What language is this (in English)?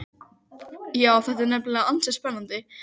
Icelandic